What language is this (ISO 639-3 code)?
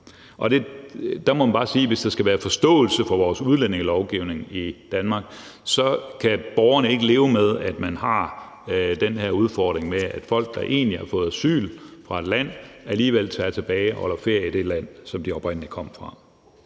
dan